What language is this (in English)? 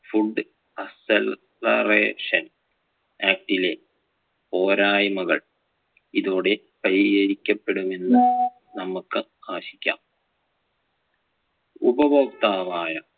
Malayalam